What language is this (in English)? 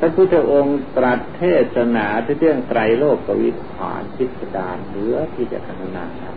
Thai